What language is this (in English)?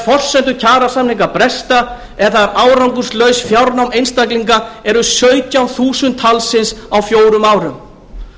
Icelandic